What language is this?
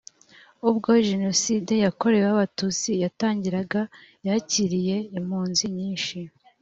Kinyarwanda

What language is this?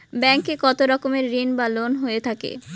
Bangla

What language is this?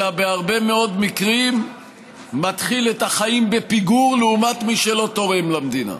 Hebrew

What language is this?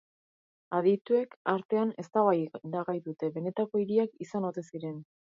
Basque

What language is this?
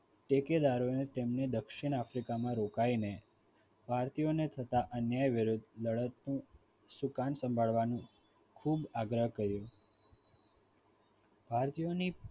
Gujarati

